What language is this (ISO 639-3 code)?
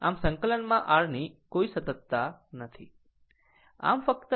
guj